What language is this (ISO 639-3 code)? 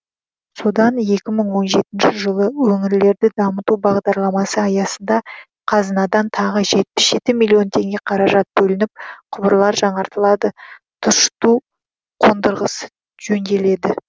kaz